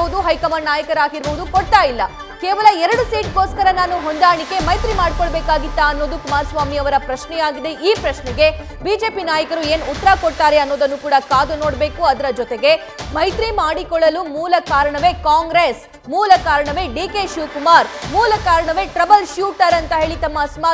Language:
Kannada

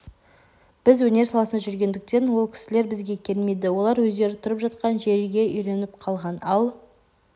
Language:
Kazakh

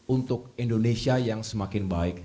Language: Indonesian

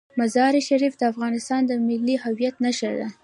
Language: Pashto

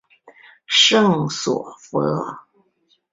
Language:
Chinese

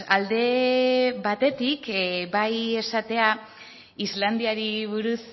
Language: Basque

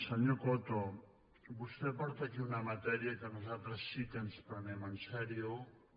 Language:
Catalan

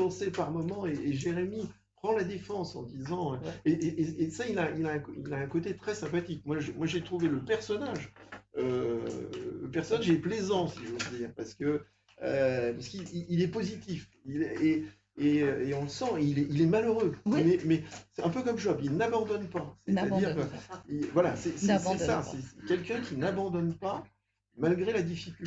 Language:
French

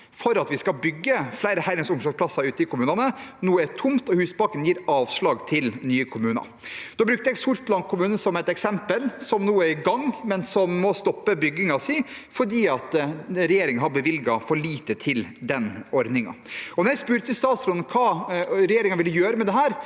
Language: Norwegian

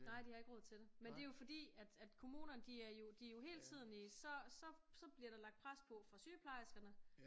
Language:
Danish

